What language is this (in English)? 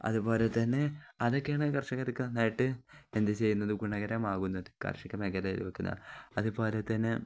Malayalam